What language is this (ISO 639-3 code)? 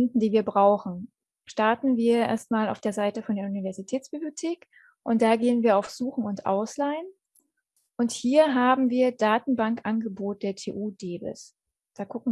deu